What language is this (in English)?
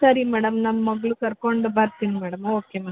Kannada